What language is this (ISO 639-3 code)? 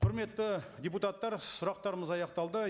kaz